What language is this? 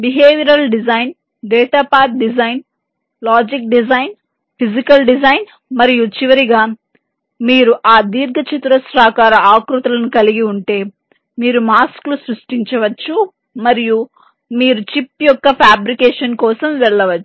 Telugu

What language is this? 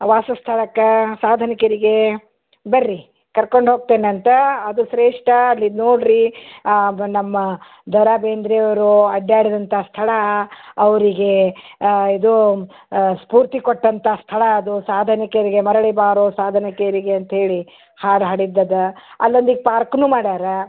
Kannada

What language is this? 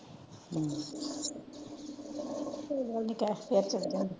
Punjabi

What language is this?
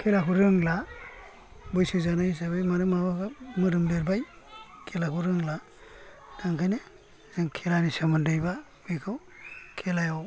Bodo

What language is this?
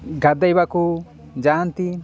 Odia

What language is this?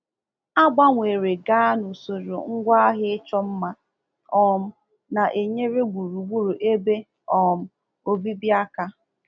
Igbo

